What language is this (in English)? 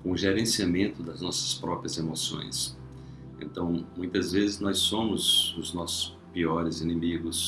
Portuguese